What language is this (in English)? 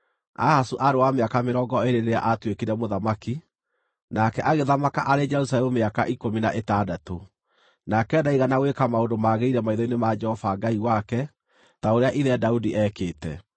Kikuyu